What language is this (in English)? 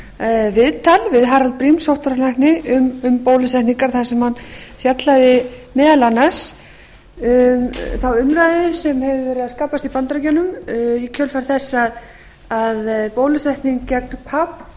Icelandic